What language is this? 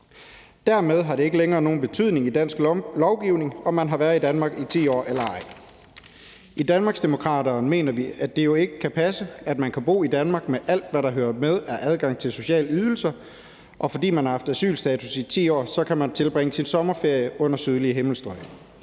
Danish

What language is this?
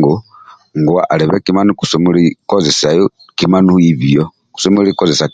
Amba (Uganda)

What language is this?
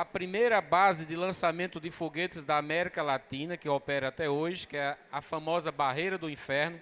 Portuguese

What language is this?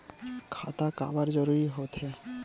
Chhattisgarhi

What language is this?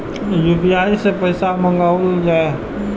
Maithili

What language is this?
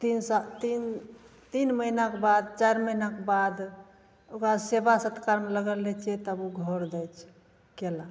Maithili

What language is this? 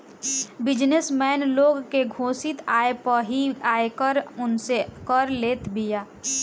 Bhojpuri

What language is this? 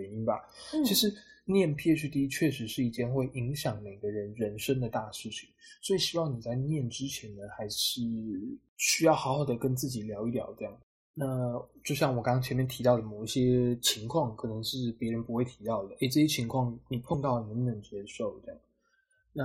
Chinese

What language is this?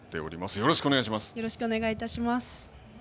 Japanese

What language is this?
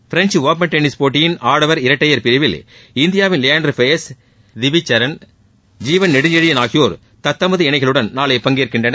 Tamil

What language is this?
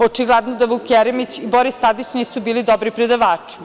Serbian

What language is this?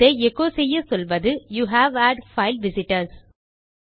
Tamil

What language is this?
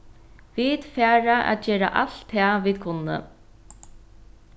Faroese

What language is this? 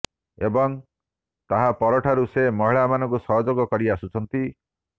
Odia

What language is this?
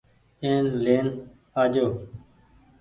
Goaria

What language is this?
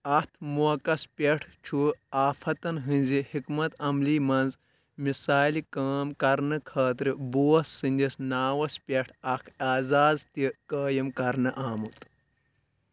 Kashmiri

